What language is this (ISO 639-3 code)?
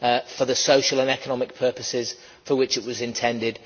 eng